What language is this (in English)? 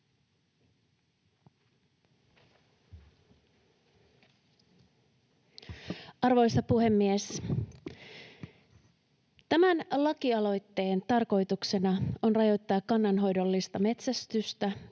Finnish